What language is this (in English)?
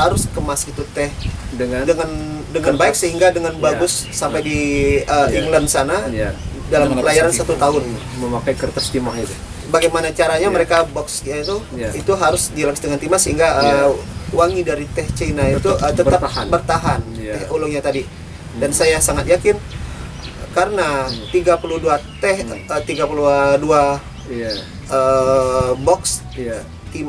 Indonesian